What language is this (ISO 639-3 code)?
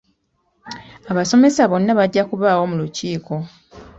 lug